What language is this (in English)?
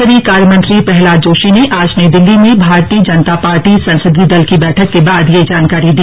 Hindi